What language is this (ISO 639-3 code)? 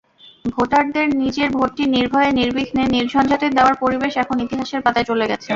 ben